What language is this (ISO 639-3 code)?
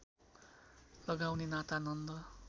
nep